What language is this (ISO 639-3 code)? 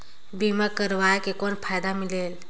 hne